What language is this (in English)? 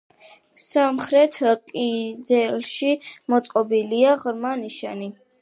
Georgian